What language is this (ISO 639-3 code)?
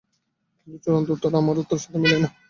ben